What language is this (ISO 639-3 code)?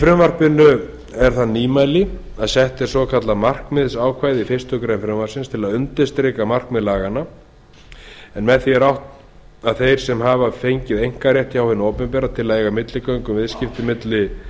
isl